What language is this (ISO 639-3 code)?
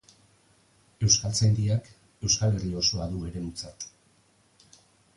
eus